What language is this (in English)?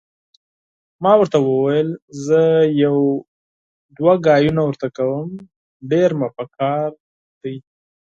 Pashto